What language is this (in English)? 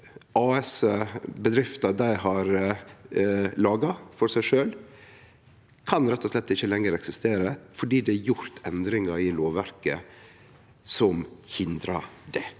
Norwegian